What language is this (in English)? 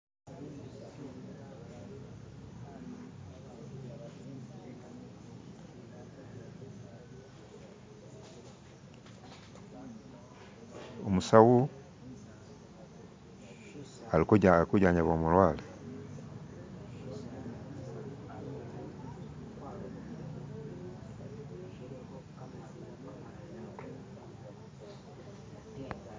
Masaaba